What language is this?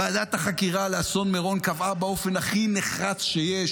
Hebrew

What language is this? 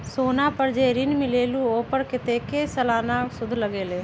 Magahi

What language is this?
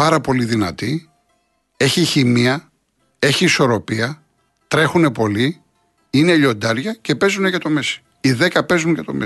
Greek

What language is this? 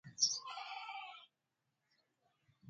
Sindhi Bhil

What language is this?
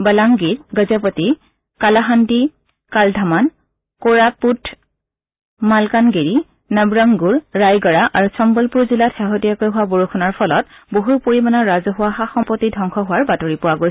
Assamese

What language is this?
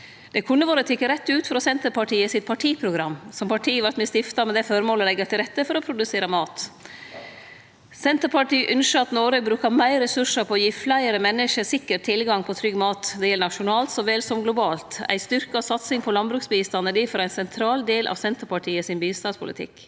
Norwegian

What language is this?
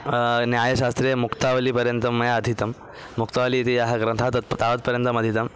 Sanskrit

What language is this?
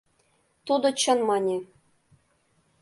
Mari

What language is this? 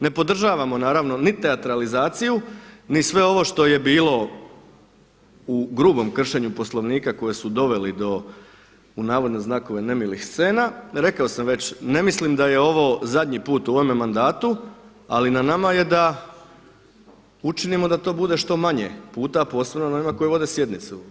Croatian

